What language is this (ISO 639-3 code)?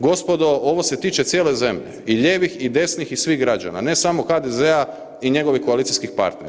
hrv